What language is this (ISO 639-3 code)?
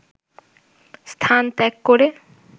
ben